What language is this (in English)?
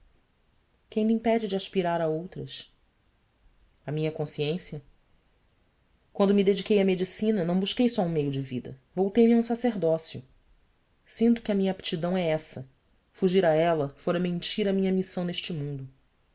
Portuguese